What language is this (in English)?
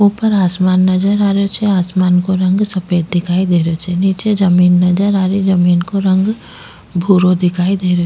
Rajasthani